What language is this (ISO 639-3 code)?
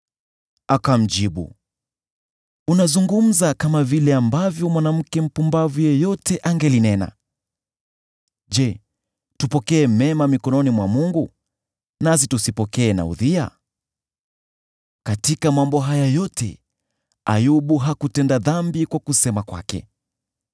swa